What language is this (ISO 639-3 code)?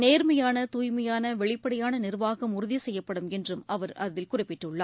tam